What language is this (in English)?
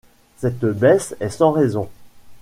French